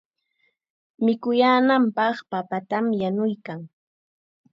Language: Chiquián Ancash Quechua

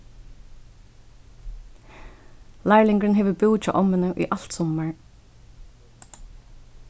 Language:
Faroese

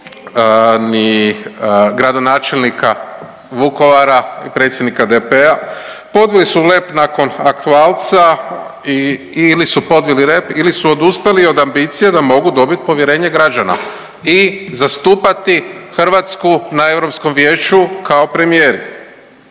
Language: Croatian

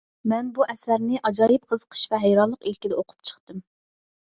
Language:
Uyghur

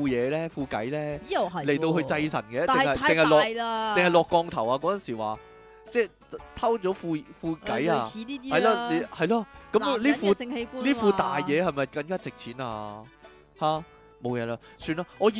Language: Chinese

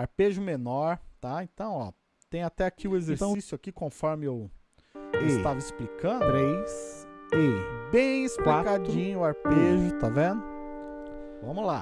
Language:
Portuguese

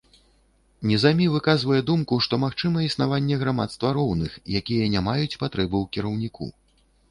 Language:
Belarusian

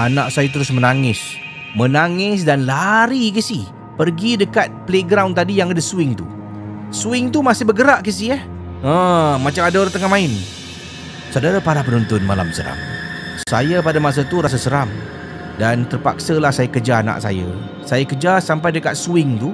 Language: Malay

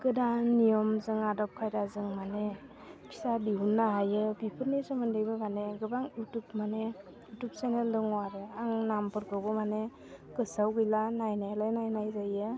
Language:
Bodo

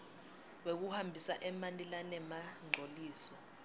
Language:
Swati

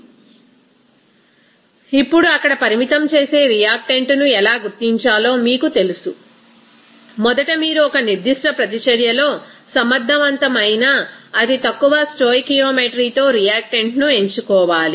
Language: Telugu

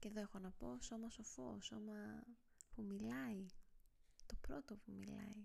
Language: Greek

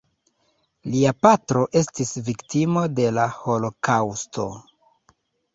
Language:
Esperanto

